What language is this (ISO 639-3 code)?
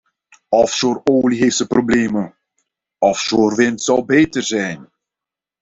nld